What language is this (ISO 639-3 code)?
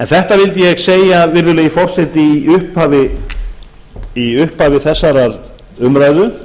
isl